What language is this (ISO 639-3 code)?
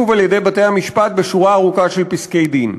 heb